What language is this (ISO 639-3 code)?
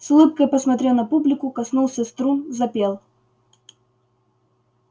rus